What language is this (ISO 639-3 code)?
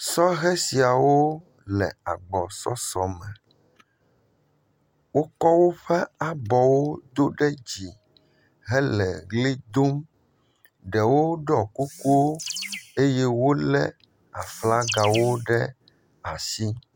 ewe